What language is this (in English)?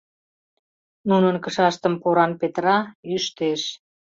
Mari